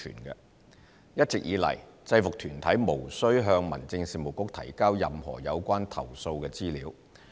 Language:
Cantonese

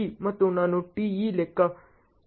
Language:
Kannada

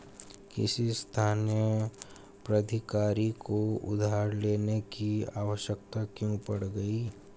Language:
Hindi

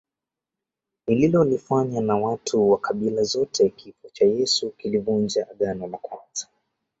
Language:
Swahili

